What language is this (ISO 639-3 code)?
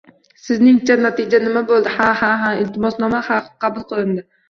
uzb